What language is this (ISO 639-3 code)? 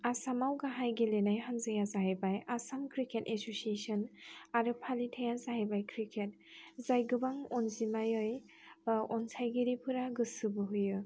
brx